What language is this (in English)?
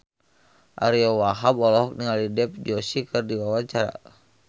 Sundanese